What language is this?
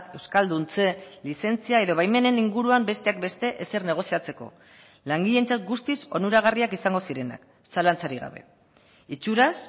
Basque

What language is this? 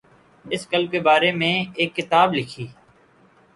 Urdu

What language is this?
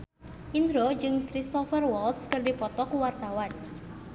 Sundanese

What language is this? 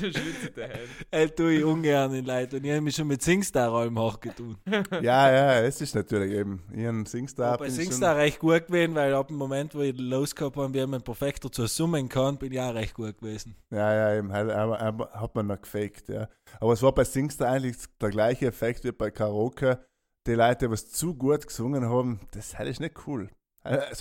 German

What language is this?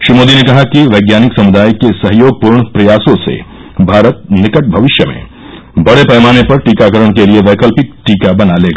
Hindi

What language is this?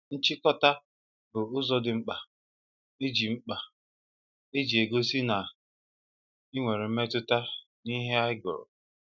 Igbo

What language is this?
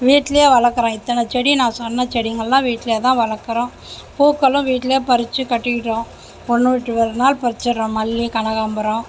Tamil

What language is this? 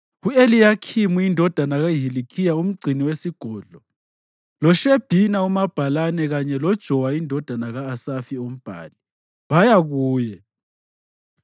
North Ndebele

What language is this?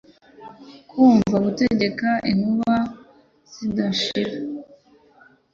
Kinyarwanda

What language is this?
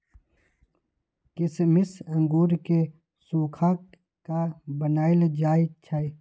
Magahi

